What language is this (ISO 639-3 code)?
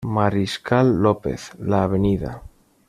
spa